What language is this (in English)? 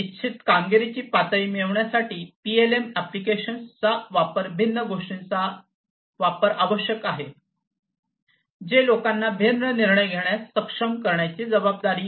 Marathi